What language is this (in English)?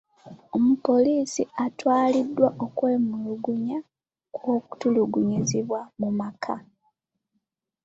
Ganda